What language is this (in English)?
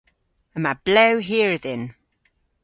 Cornish